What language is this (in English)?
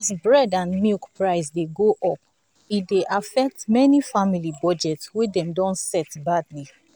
Nigerian Pidgin